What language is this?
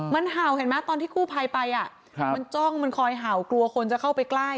Thai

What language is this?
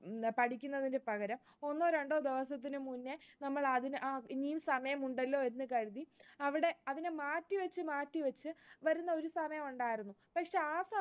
Malayalam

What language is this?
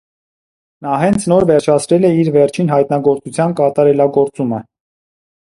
Armenian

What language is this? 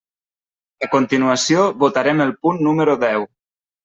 Catalan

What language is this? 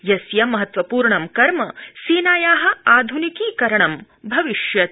Sanskrit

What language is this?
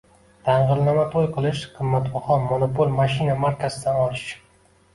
Uzbek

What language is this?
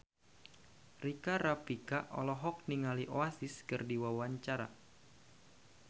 Sundanese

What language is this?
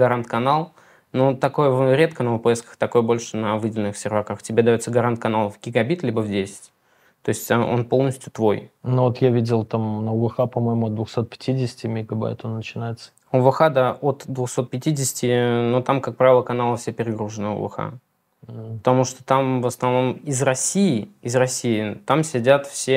Russian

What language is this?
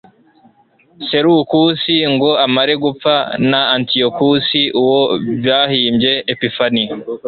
Kinyarwanda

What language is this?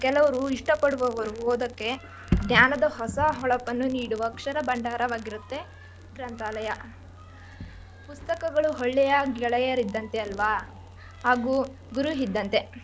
Kannada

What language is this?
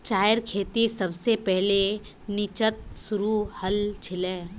Magahi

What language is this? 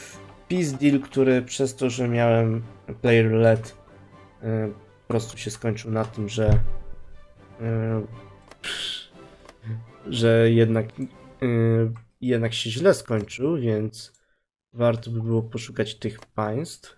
Polish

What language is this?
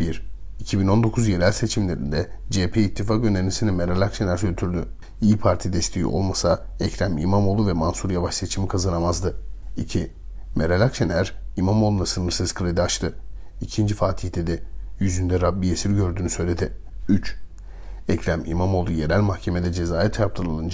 Turkish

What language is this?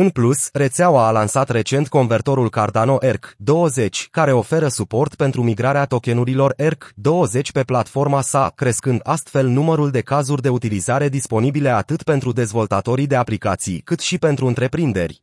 Romanian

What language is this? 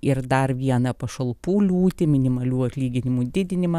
Lithuanian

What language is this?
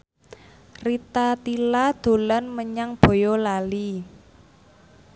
Javanese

